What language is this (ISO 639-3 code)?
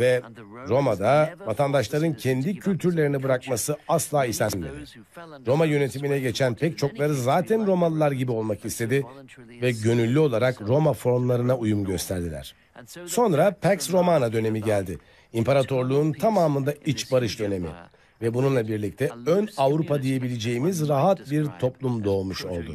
tur